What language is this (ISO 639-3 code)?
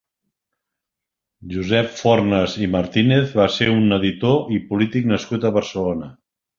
cat